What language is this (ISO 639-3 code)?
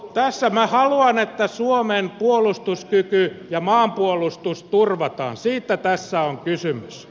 fin